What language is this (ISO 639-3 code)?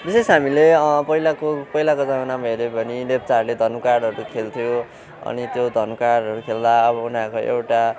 nep